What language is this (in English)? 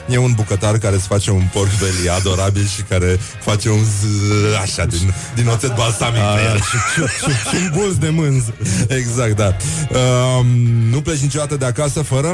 Romanian